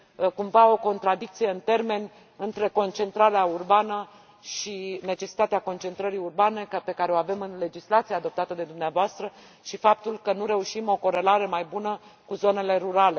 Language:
Romanian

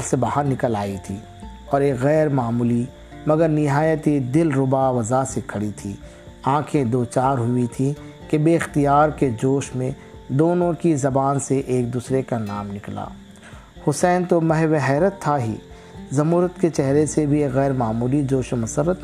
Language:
Urdu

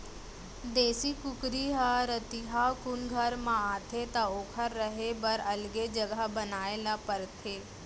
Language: Chhattisgarhi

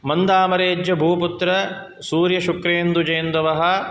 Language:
Sanskrit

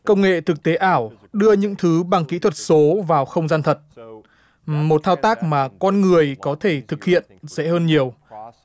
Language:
Vietnamese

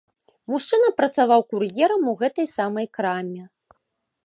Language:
Belarusian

